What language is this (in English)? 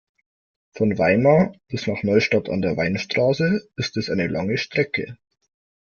German